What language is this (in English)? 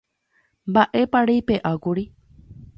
Guarani